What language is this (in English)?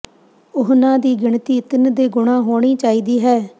Punjabi